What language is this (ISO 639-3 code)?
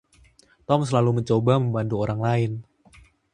ind